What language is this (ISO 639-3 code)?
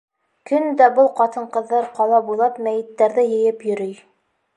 bak